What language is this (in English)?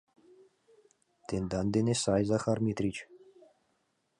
Mari